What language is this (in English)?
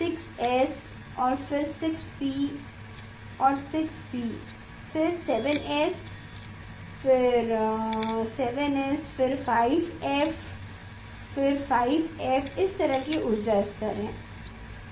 Hindi